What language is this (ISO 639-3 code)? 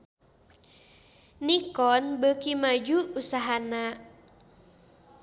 sun